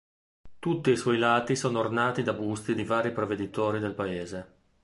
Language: Italian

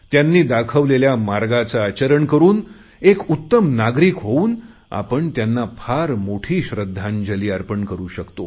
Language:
Marathi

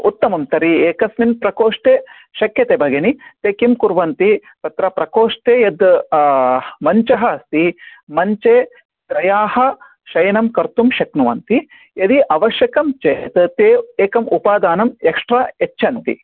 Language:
Sanskrit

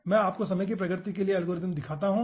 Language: Hindi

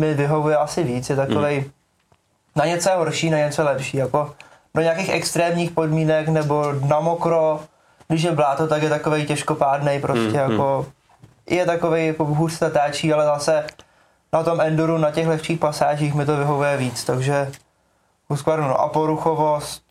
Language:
Czech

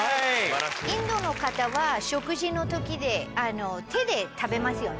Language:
Japanese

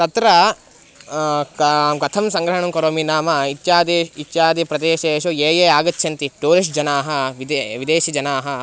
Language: Sanskrit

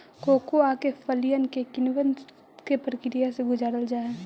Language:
Magahi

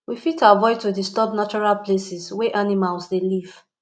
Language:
Nigerian Pidgin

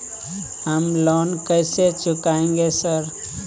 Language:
Maithili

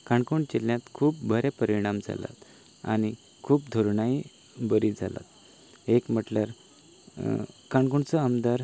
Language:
Konkani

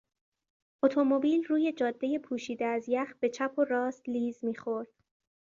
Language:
Persian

